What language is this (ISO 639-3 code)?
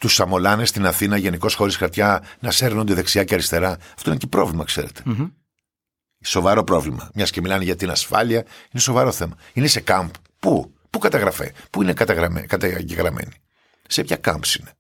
ell